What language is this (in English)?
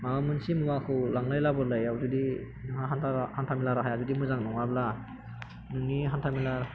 Bodo